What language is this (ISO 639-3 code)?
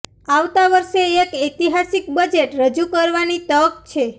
guj